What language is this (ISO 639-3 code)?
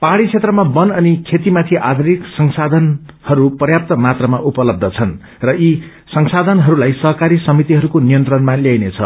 nep